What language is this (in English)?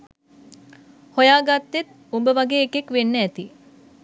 Sinhala